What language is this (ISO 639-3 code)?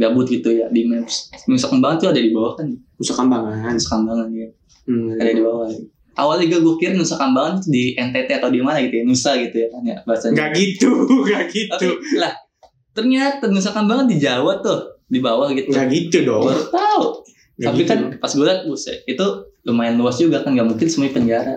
ind